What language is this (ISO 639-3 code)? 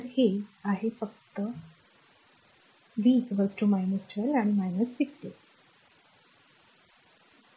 mar